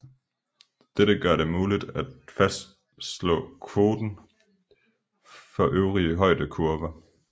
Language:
Danish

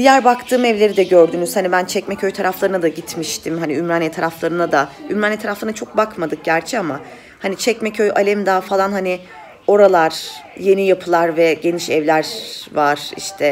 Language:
Turkish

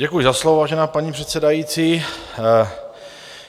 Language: Czech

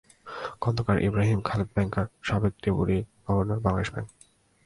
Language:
Bangla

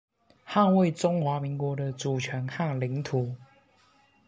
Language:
Chinese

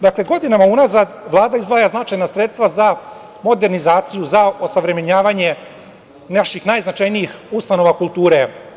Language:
Serbian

